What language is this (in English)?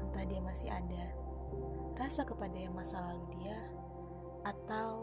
Indonesian